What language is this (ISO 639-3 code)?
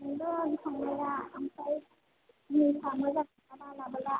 brx